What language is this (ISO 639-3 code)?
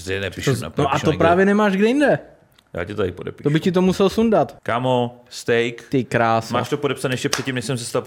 ces